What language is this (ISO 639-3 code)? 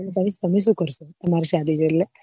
guj